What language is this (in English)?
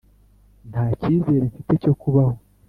Kinyarwanda